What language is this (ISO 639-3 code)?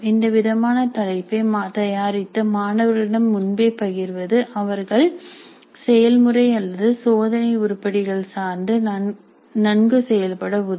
tam